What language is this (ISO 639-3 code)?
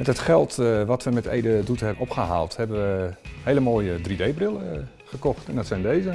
nld